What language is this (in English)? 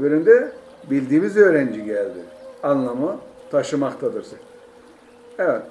Turkish